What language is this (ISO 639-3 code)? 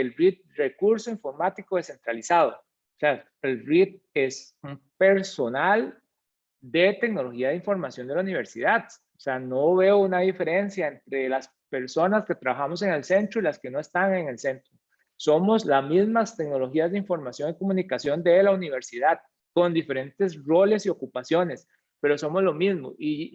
spa